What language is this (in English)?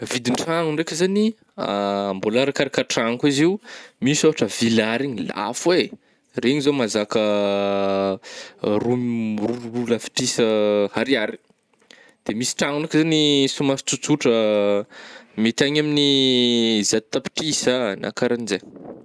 Northern Betsimisaraka Malagasy